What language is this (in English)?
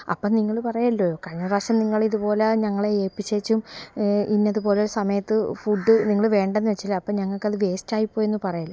Malayalam